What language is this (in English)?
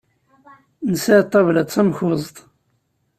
Kabyle